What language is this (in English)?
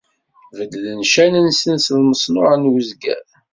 Kabyle